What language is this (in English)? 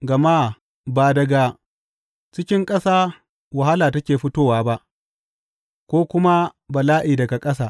Hausa